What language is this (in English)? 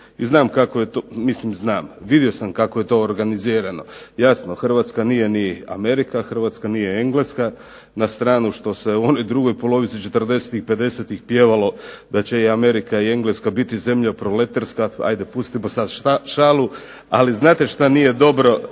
Croatian